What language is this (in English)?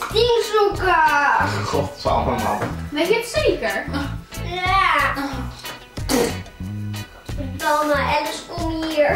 Dutch